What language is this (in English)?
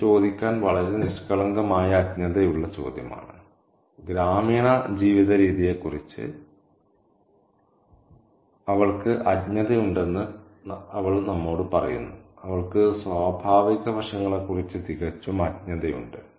Malayalam